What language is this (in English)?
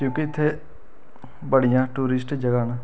Dogri